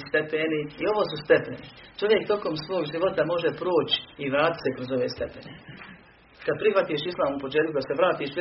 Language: Croatian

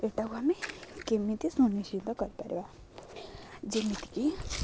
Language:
Odia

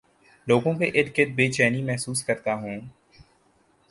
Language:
Urdu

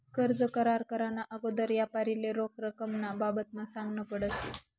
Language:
Marathi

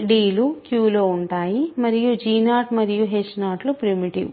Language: Telugu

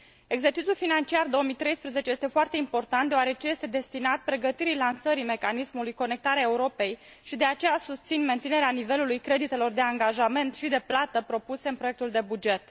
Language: Romanian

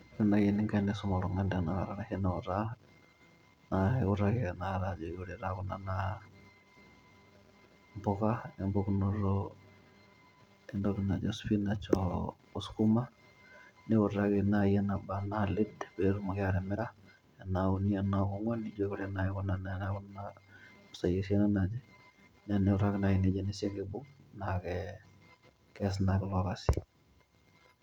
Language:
Masai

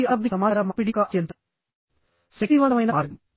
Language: Telugu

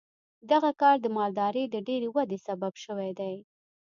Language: Pashto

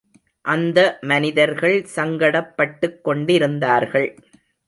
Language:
Tamil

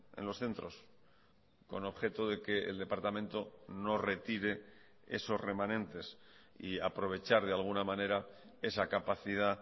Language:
Spanish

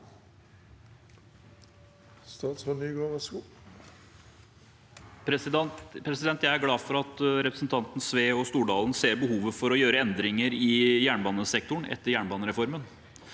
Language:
Norwegian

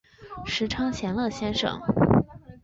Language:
Chinese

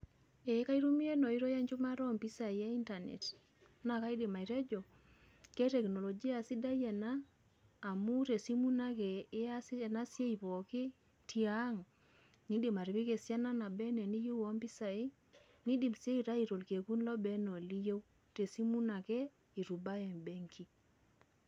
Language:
Masai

